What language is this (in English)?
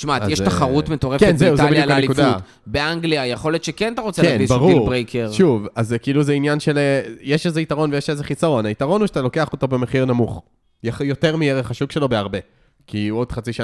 Hebrew